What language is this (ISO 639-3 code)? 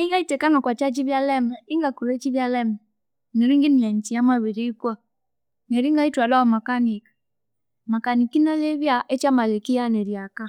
koo